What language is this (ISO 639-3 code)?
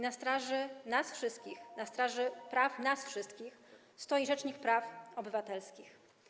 pol